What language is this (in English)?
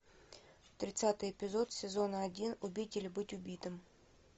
Russian